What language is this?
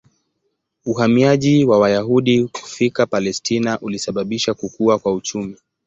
Swahili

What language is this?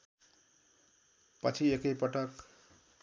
Nepali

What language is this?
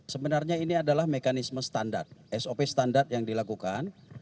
Indonesian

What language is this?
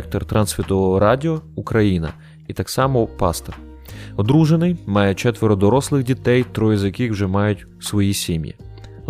Ukrainian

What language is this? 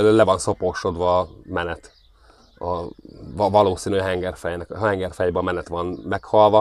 Hungarian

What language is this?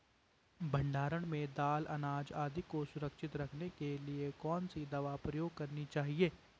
Hindi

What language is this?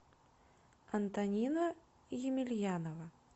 Russian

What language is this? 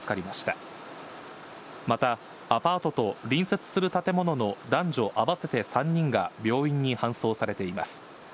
Japanese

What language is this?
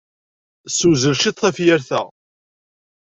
Kabyle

